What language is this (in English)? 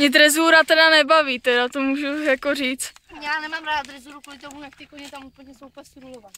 Czech